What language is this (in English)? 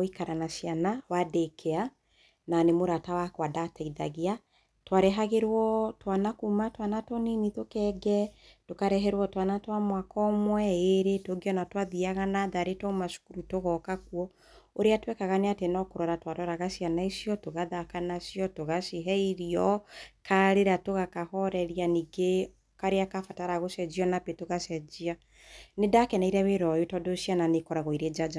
Kikuyu